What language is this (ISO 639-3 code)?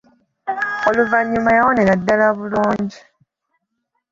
lug